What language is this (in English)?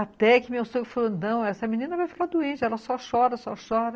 Portuguese